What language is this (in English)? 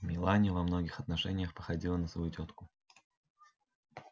Russian